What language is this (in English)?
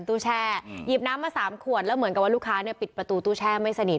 Thai